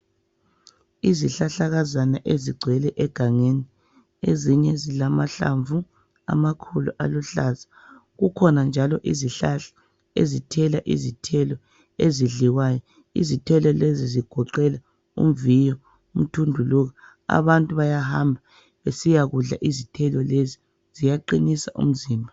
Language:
North Ndebele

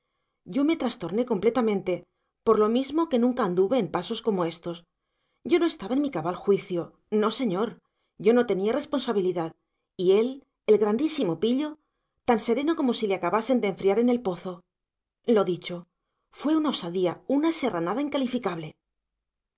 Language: Spanish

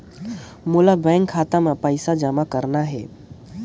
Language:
Chhattisgarhi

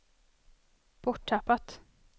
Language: Swedish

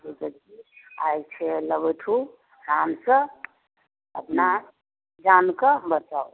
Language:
Maithili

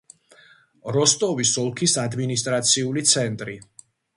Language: Georgian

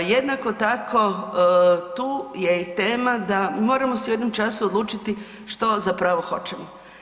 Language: Croatian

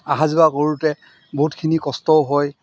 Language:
Assamese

